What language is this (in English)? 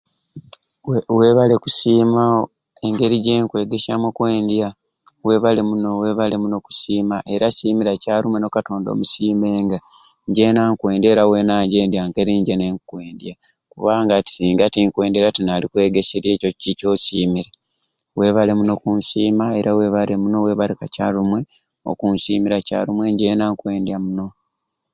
Ruuli